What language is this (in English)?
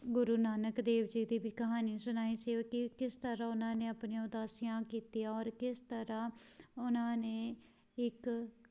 Punjabi